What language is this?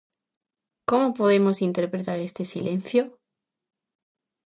Galician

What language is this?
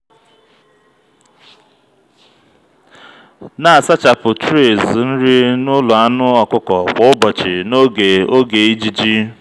Igbo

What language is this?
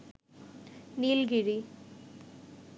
Bangla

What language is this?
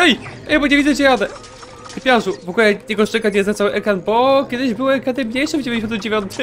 Polish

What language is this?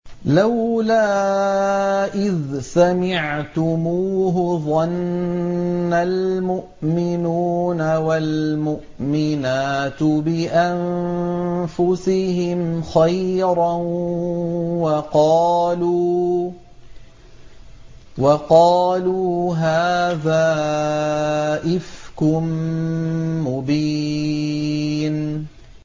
Arabic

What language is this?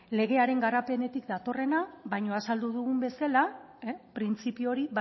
Basque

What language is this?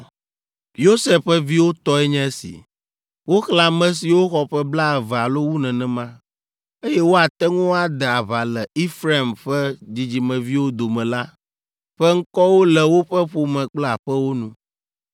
Ewe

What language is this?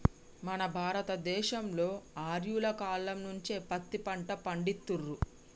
Telugu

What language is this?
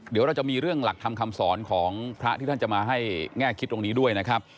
Thai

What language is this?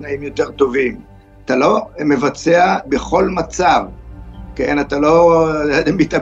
Hebrew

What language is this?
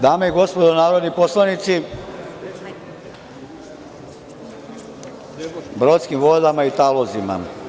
Serbian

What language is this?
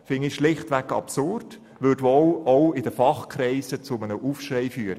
Swiss German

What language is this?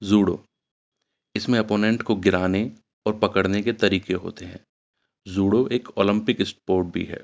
Urdu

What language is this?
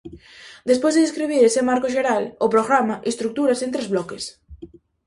Galician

